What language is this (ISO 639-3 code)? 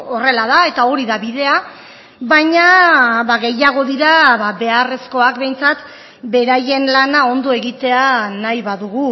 eus